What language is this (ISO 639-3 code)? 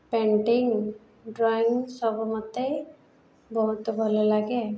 ori